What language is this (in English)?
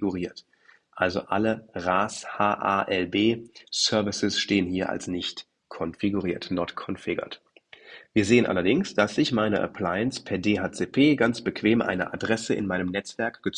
German